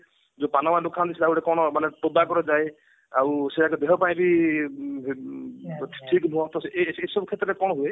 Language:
Odia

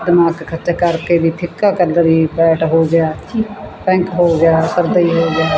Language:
Punjabi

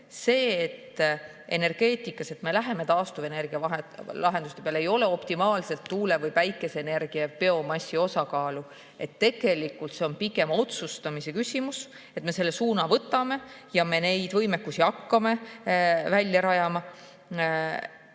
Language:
Estonian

